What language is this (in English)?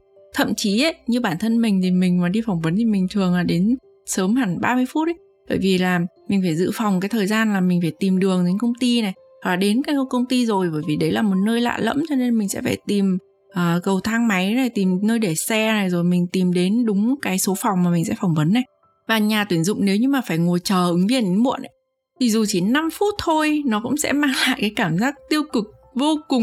Vietnamese